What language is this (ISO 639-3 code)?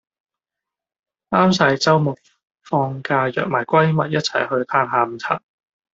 yue